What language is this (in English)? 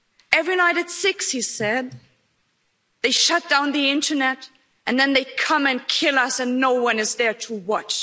English